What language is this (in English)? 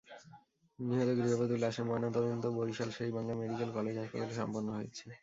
Bangla